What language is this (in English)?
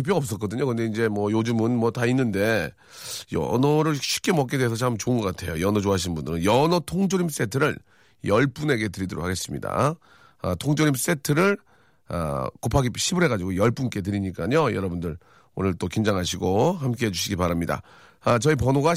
Korean